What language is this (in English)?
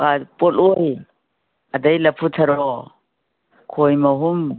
Manipuri